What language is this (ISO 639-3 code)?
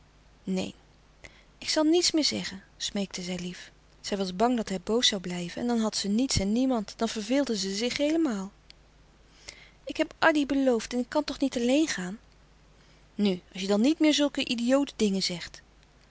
nld